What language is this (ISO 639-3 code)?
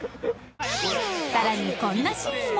jpn